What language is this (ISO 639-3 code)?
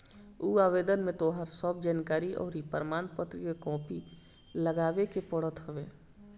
bho